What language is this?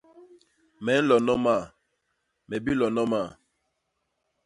Basaa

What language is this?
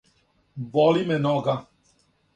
Serbian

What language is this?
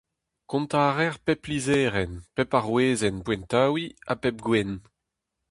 Breton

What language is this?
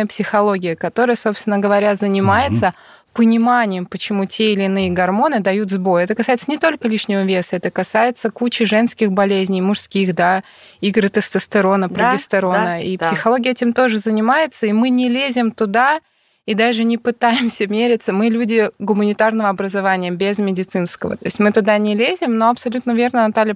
Russian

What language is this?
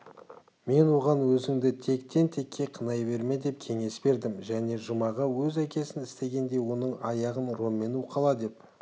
Kazakh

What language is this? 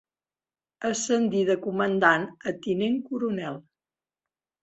Catalan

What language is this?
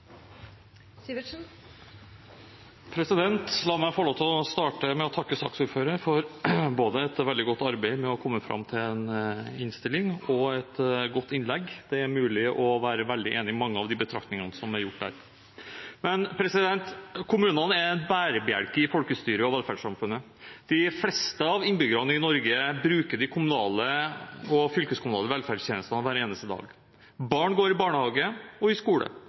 Norwegian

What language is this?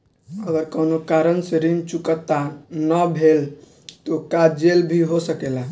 Bhojpuri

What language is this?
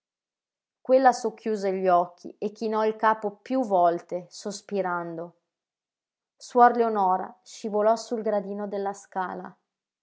Italian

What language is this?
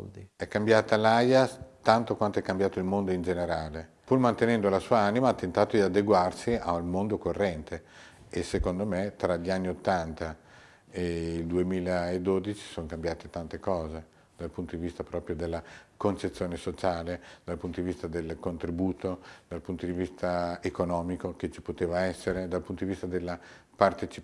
Italian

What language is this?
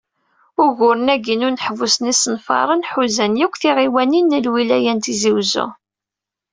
Kabyle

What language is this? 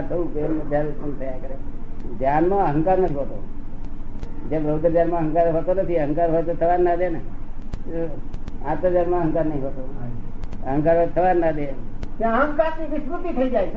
Gujarati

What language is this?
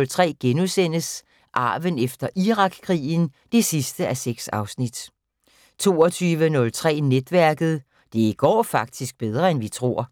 Danish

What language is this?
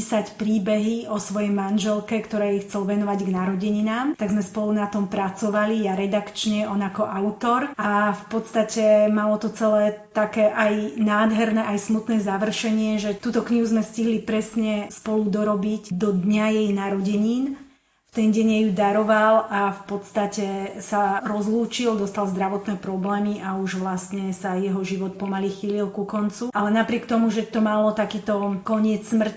Slovak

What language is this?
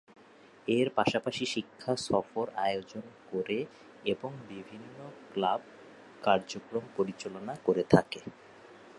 Bangla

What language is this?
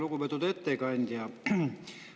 Estonian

